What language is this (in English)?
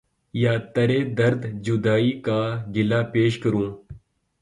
Urdu